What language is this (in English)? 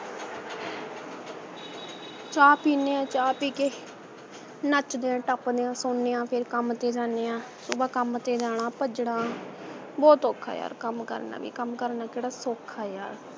Punjabi